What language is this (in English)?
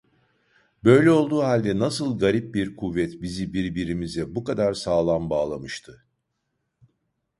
Turkish